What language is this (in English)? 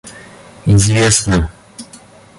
Russian